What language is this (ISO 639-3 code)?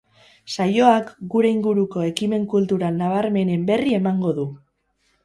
eus